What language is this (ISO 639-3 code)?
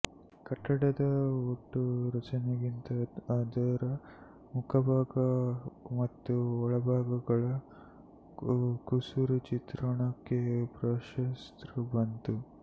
kan